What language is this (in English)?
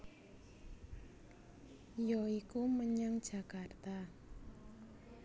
Javanese